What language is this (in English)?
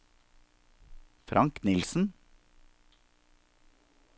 Norwegian